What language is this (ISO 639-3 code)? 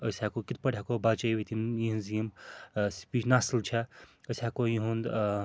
kas